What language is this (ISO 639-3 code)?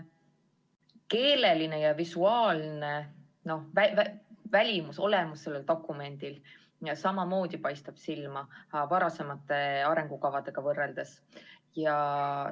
est